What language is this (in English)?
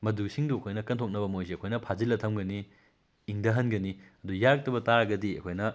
Manipuri